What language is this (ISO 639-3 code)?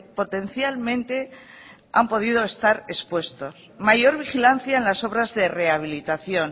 spa